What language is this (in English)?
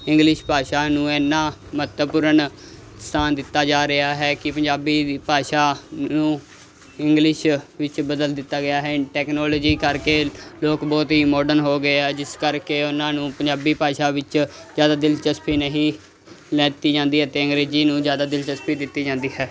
Punjabi